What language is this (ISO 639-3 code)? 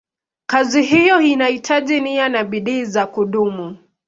swa